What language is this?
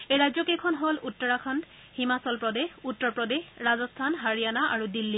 Assamese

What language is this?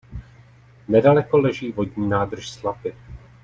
Czech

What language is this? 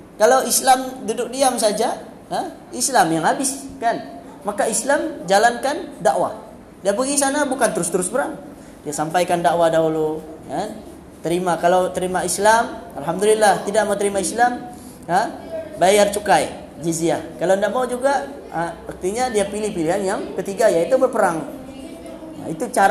Malay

